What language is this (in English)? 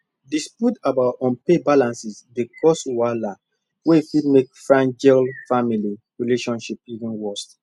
Nigerian Pidgin